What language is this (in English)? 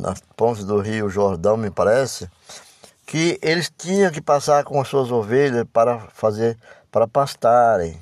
Portuguese